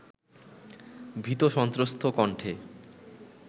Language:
Bangla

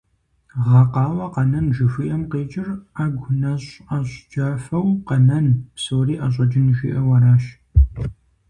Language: Kabardian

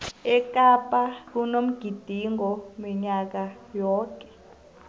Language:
South Ndebele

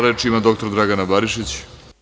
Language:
Serbian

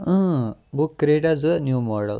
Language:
Kashmiri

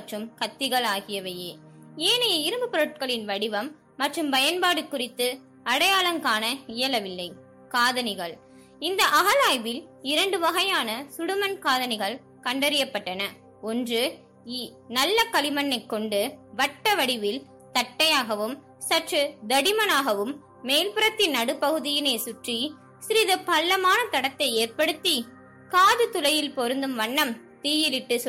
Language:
Tamil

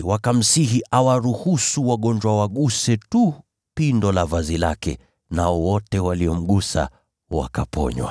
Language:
Swahili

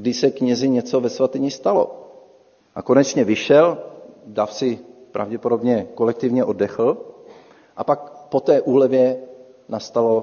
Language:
Czech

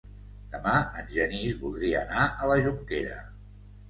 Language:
Catalan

